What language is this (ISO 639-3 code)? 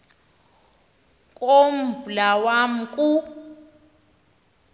xho